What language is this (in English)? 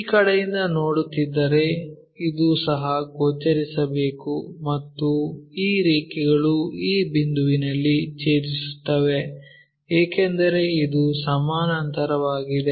Kannada